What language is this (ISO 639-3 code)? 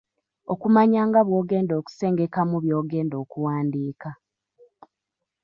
lug